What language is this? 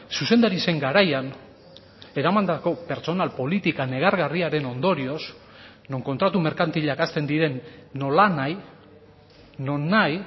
Basque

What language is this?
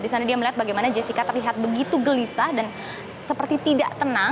Indonesian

